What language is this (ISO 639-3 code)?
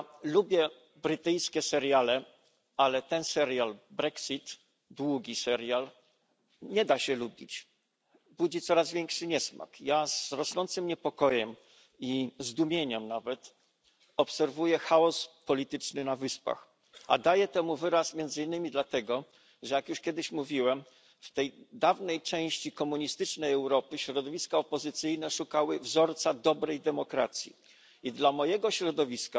pol